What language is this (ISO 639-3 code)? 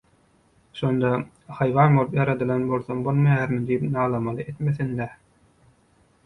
tuk